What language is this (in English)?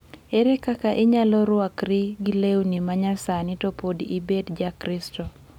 Luo (Kenya and Tanzania)